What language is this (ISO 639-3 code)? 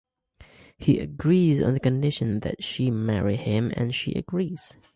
eng